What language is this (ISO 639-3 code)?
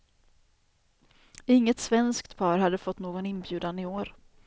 swe